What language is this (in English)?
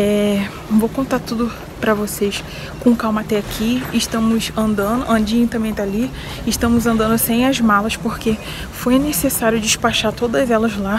Portuguese